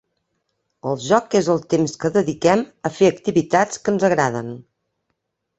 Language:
Catalan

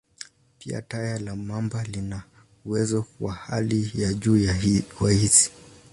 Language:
Swahili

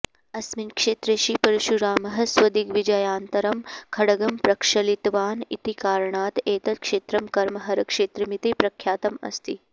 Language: Sanskrit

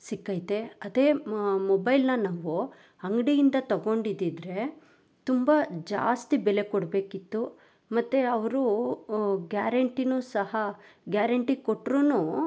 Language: Kannada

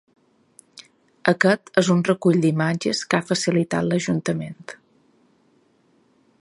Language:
Catalan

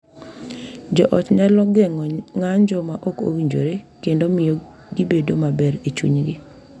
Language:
Luo (Kenya and Tanzania)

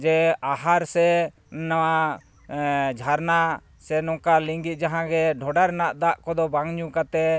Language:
Santali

